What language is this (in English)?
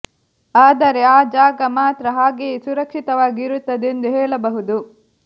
Kannada